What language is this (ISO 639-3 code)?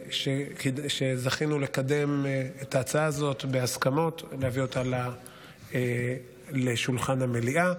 heb